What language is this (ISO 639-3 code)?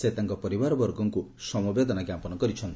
ori